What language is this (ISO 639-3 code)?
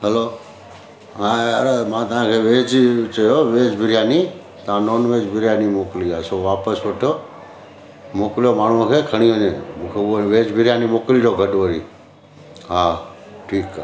snd